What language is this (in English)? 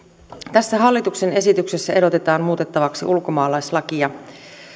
Finnish